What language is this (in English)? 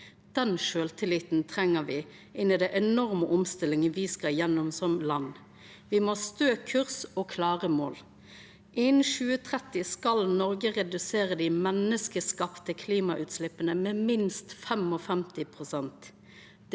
Norwegian